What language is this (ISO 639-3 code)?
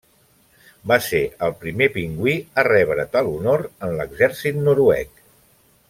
cat